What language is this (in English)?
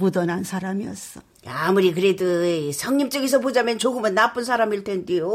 Korean